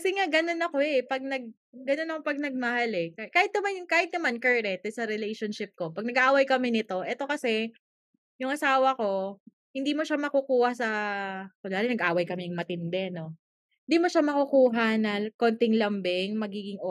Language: Filipino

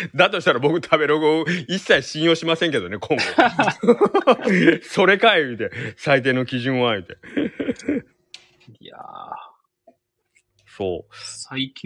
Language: Japanese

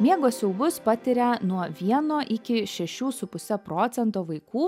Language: Lithuanian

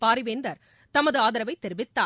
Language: Tamil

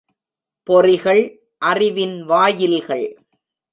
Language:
Tamil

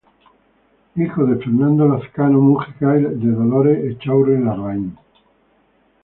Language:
Spanish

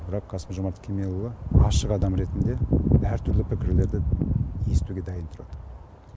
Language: Kazakh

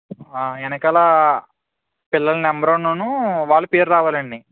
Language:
Telugu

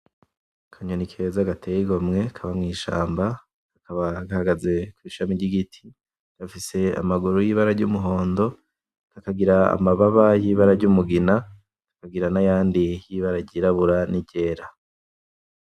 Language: Rundi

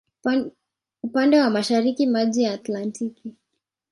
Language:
Swahili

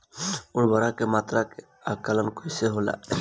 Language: Bhojpuri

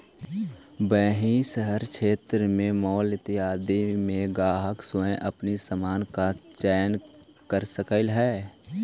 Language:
Magahi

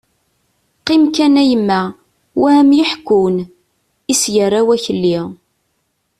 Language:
Kabyle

